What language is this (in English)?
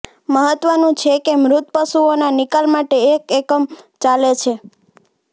Gujarati